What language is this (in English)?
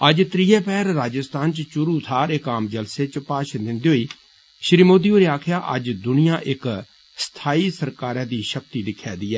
Dogri